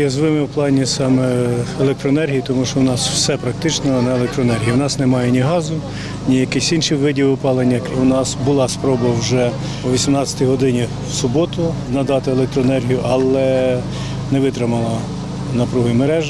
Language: Ukrainian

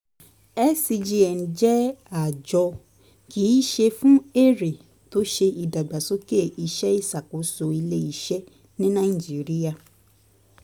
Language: Yoruba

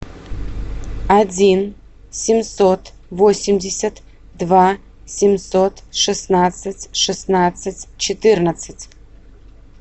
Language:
Russian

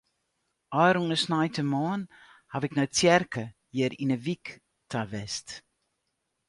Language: Western Frisian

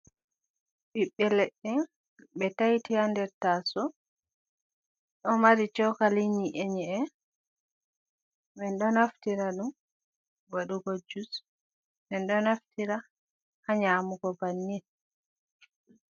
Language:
Fula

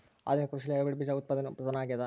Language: Kannada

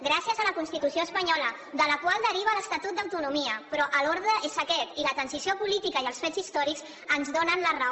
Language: Catalan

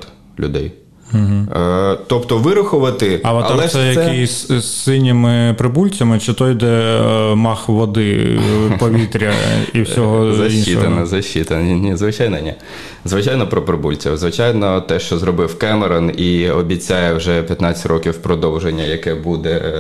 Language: Ukrainian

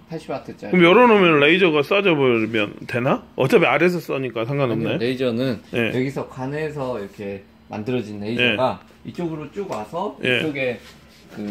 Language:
Korean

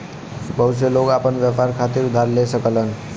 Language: Bhojpuri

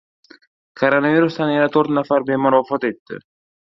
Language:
Uzbek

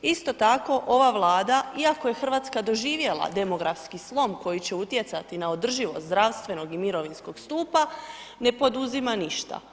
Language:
Croatian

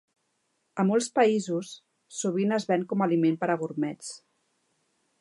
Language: Catalan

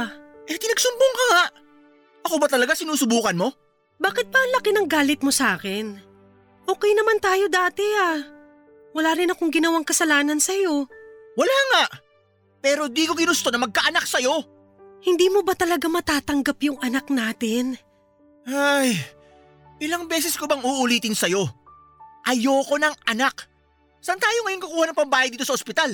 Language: Filipino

